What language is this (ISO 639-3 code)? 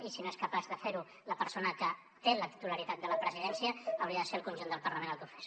cat